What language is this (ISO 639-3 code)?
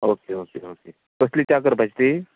kok